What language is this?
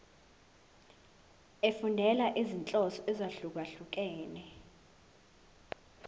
Zulu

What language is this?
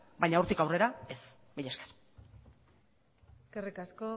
Basque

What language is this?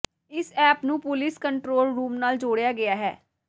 Punjabi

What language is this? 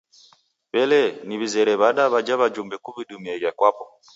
Taita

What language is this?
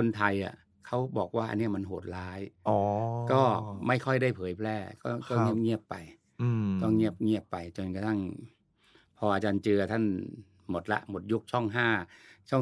Thai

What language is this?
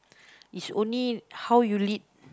English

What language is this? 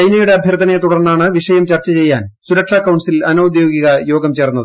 Malayalam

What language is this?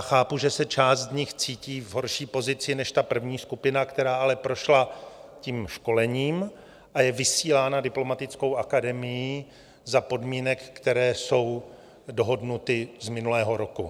Czech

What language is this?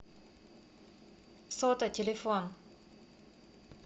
Russian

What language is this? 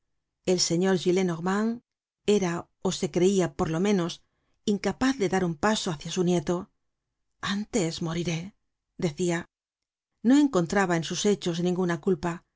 Spanish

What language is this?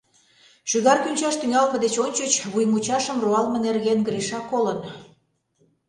Mari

